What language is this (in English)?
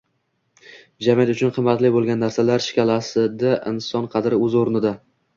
Uzbek